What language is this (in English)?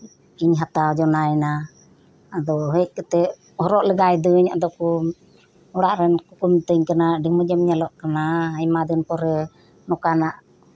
Santali